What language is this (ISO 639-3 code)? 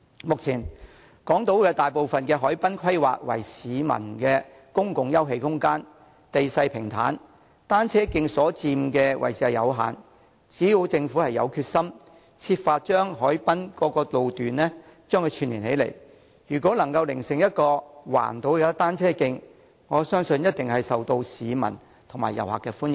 yue